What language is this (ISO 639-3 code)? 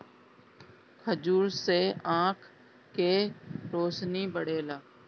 bho